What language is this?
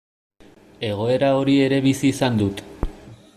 Basque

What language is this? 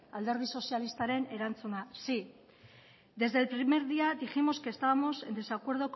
Spanish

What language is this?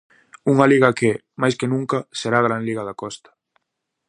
Galician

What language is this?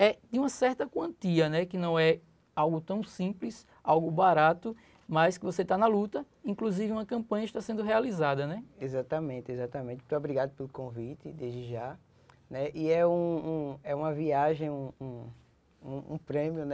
Portuguese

